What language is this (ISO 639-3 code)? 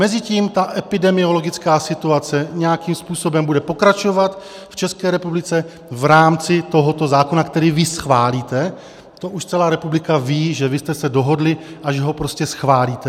ces